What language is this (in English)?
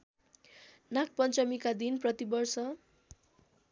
Nepali